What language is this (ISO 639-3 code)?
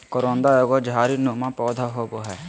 mag